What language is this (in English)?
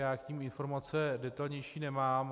Czech